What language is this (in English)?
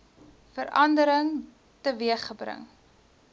Afrikaans